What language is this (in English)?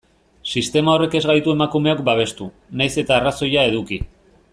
Basque